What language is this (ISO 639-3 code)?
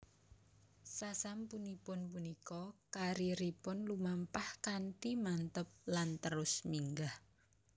jav